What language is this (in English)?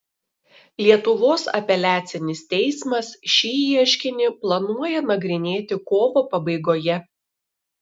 Lithuanian